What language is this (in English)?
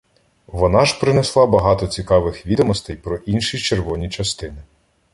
Ukrainian